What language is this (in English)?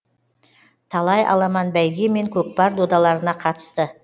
Kazakh